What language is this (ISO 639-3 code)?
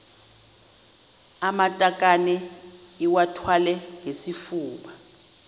xho